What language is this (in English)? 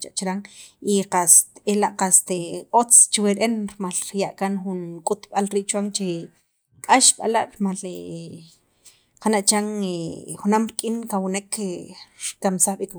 Sacapulteco